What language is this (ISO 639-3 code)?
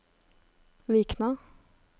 nor